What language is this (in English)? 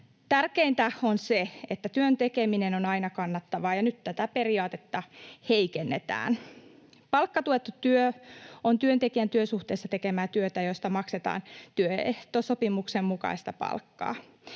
Finnish